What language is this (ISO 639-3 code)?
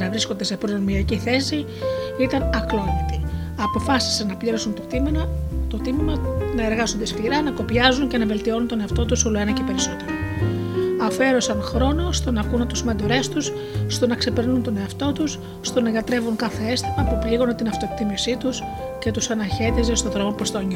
ell